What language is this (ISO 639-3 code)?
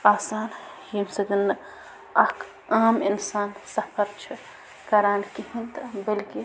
kas